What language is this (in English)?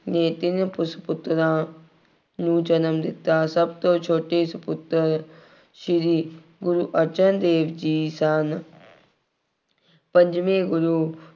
Punjabi